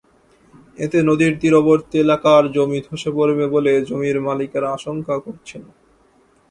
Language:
Bangla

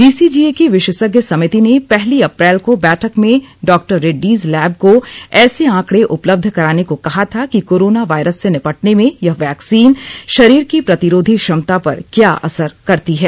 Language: Hindi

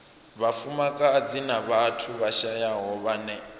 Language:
Venda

